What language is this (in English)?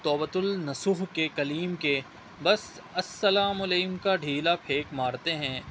Urdu